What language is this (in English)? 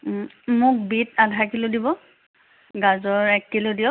Assamese